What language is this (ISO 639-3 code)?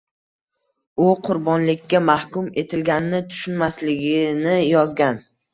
uzb